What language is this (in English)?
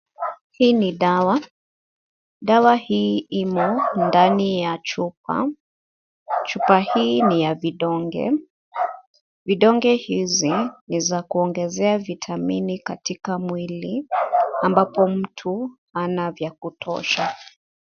Swahili